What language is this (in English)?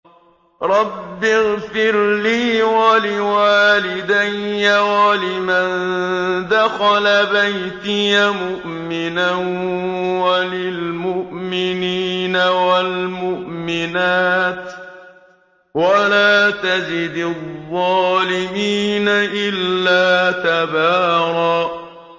Arabic